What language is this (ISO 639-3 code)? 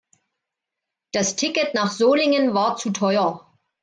deu